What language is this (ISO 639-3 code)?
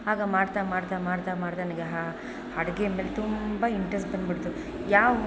kan